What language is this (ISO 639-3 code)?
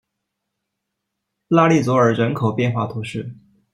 zho